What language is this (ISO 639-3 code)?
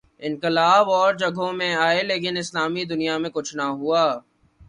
urd